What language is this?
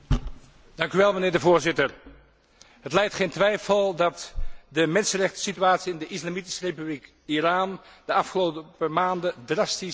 Dutch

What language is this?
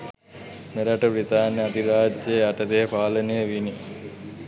Sinhala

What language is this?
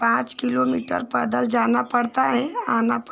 Hindi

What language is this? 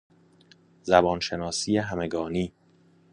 Persian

